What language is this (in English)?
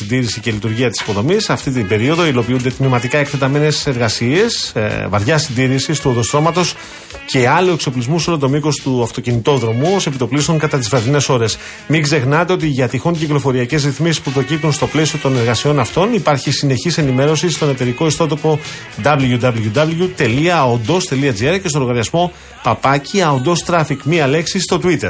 Greek